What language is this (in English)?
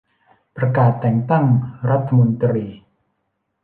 Thai